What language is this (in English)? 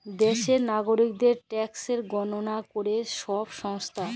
Bangla